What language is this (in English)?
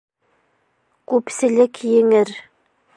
Bashkir